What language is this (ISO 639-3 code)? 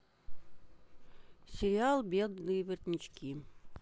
rus